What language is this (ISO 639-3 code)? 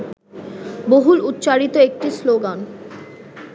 ben